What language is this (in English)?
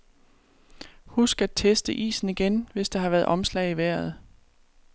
Danish